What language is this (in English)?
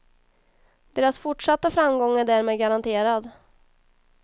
Swedish